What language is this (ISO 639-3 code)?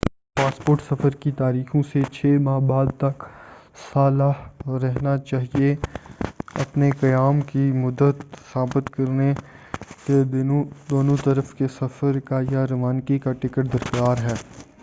urd